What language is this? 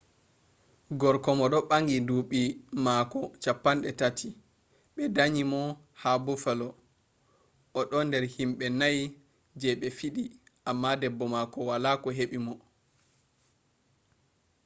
Fula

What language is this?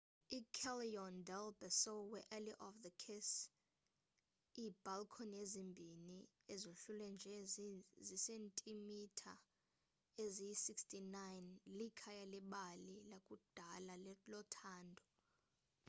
Xhosa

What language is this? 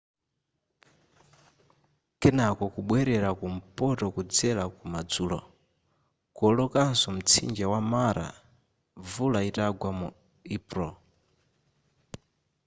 Nyanja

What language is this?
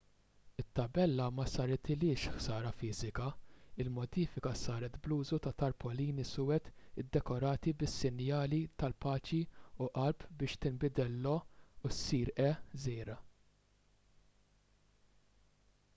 Maltese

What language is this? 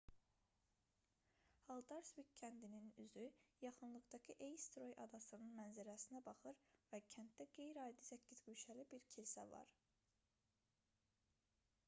Azerbaijani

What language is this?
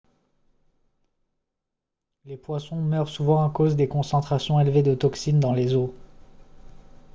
French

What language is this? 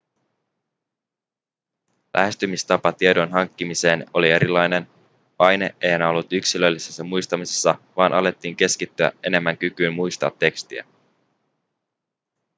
Finnish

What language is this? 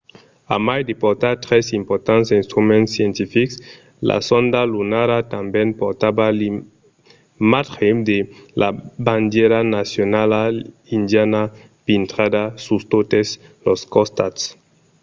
Occitan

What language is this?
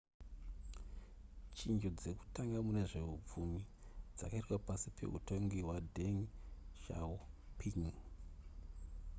Shona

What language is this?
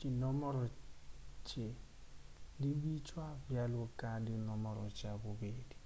Northern Sotho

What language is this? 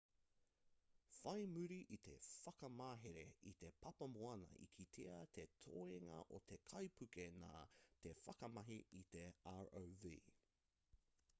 Māori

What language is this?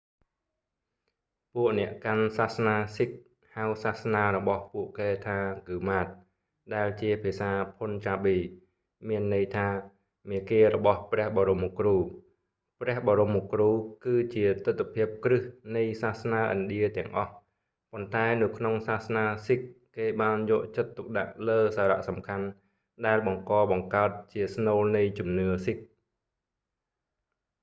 Khmer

